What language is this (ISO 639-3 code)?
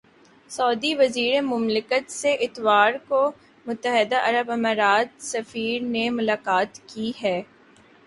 urd